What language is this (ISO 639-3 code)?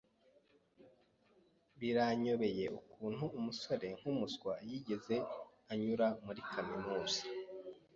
kin